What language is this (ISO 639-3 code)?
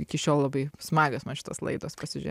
lit